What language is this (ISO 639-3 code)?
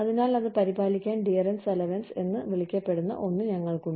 mal